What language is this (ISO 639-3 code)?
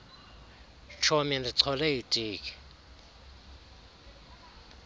xho